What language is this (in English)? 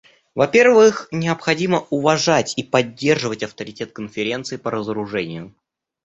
Russian